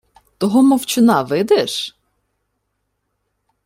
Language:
Ukrainian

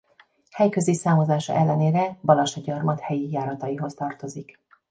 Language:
Hungarian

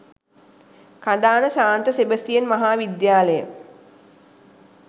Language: Sinhala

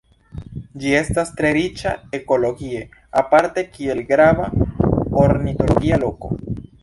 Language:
Esperanto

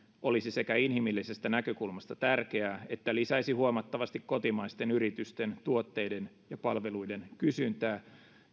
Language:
Finnish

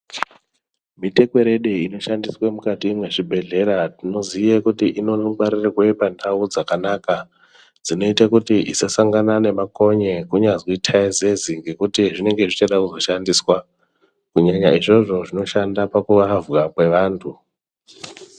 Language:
Ndau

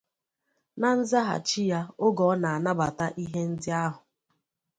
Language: Igbo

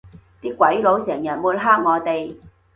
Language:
Cantonese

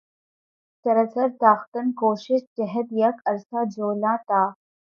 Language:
Urdu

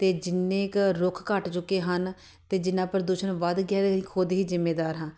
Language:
Punjabi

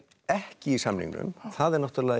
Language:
Icelandic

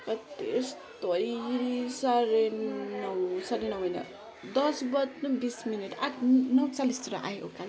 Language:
Nepali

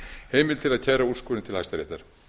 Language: Icelandic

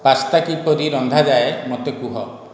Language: Odia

